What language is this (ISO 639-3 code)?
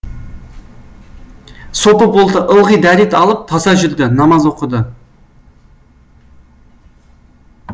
kaz